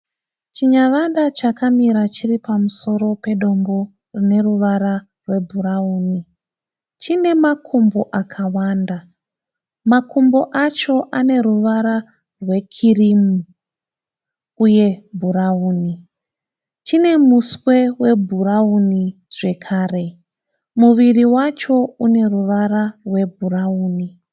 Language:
Shona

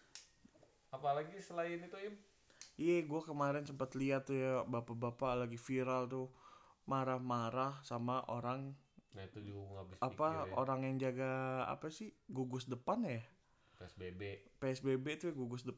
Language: Indonesian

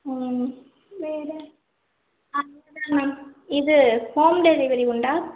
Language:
Tamil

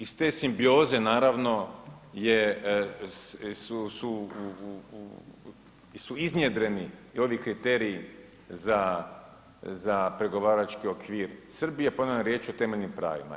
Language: Croatian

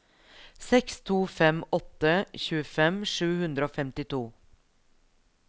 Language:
Norwegian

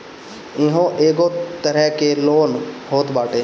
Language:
Bhojpuri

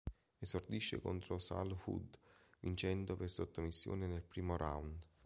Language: Italian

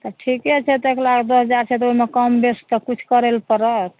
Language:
Maithili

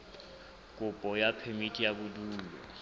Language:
Southern Sotho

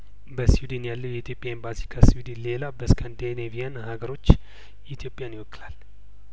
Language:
Amharic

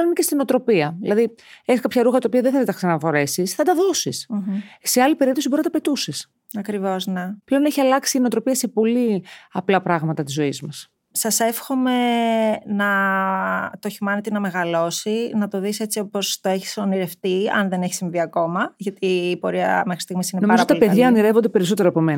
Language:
Greek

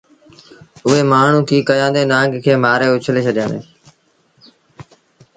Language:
Sindhi Bhil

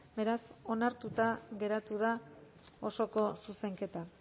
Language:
Basque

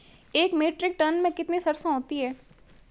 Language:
Hindi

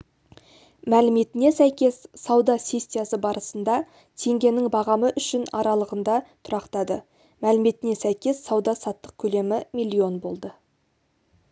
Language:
Kazakh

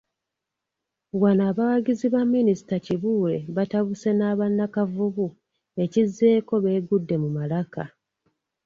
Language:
Ganda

